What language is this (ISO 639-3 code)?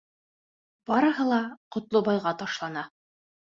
bak